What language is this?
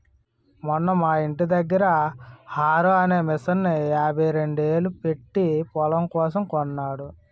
Telugu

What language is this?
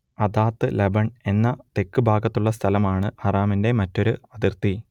Malayalam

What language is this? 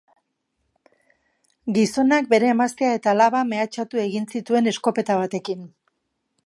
Basque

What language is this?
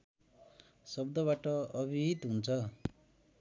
Nepali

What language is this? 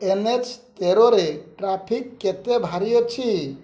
Odia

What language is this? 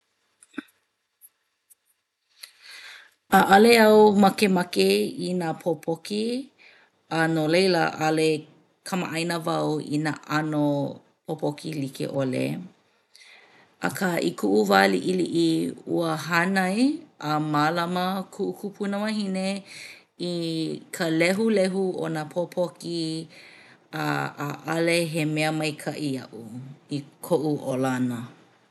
Hawaiian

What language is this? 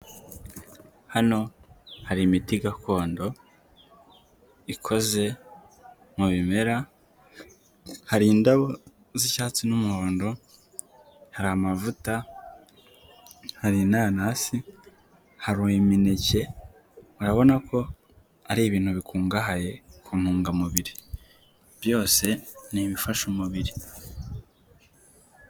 Kinyarwanda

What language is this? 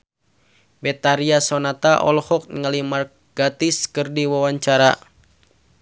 Sundanese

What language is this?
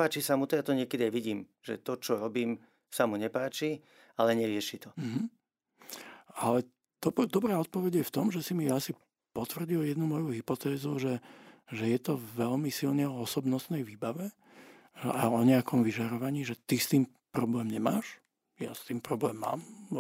Slovak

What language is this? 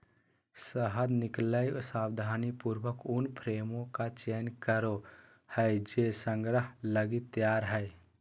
Magahi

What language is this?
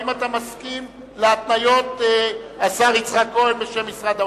Hebrew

